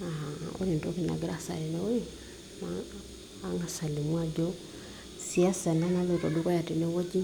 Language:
Masai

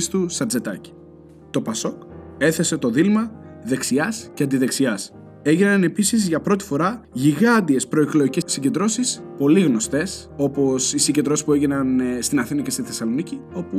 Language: Greek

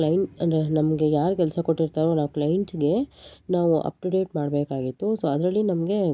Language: Kannada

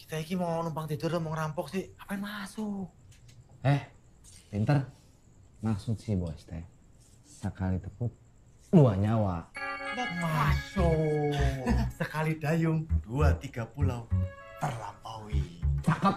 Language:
Indonesian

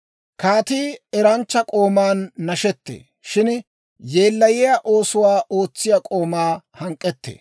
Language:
Dawro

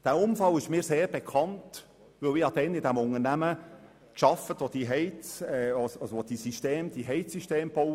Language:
Swiss German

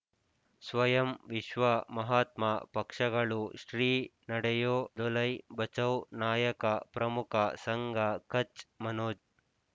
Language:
Kannada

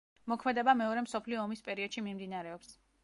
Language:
Georgian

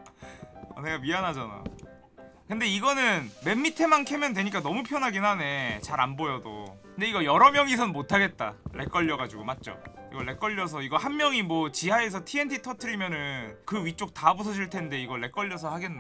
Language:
Korean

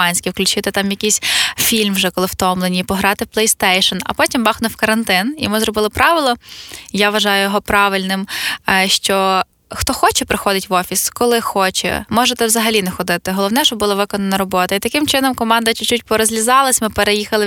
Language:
Ukrainian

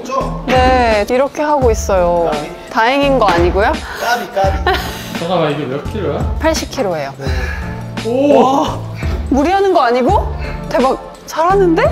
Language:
Korean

